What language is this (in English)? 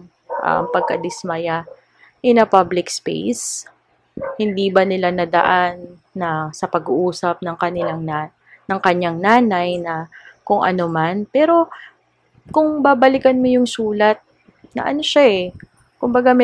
Filipino